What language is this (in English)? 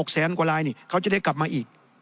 Thai